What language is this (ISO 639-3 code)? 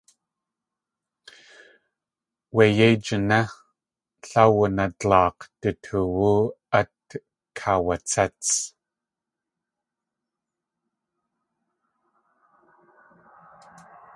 tli